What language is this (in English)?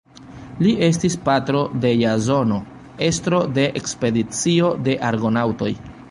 Esperanto